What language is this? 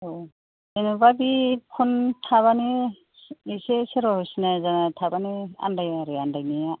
Bodo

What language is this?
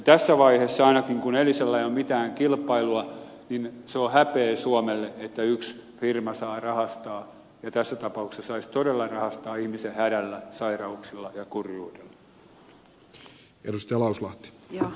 Finnish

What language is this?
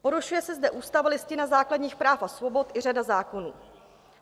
Czech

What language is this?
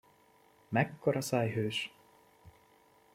Hungarian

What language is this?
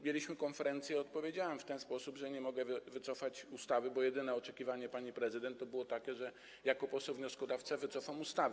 Polish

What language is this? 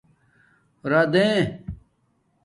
Domaaki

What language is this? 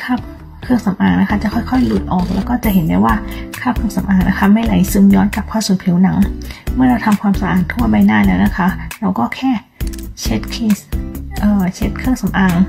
Thai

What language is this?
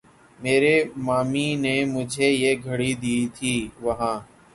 Urdu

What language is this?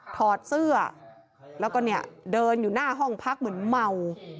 Thai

